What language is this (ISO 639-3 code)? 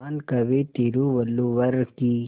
hin